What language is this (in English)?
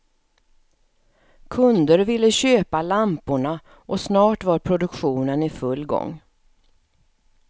Swedish